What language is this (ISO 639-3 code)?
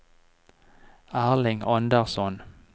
nor